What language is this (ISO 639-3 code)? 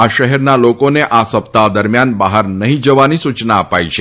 guj